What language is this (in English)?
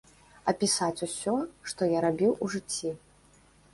Belarusian